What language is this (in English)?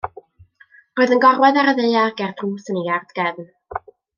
Welsh